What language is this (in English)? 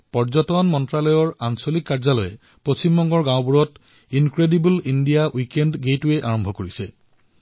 Assamese